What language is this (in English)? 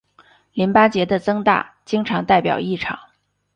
Chinese